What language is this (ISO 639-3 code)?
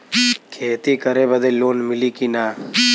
bho